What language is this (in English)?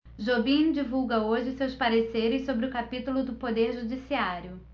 Portuguese